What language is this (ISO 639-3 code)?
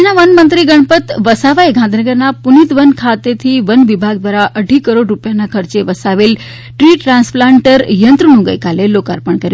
guj